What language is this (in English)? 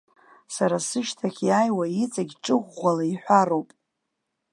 Abkhazian